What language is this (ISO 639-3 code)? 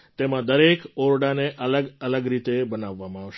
guj